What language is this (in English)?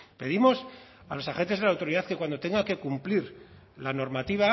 Spanish